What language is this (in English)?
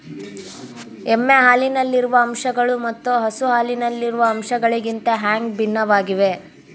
Kannada